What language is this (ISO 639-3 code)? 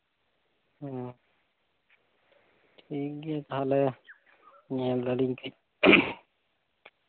sat